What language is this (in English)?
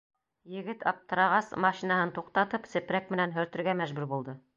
Bashkir